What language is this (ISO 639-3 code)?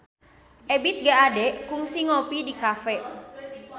sun